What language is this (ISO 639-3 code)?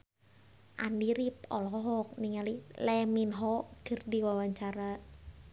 sun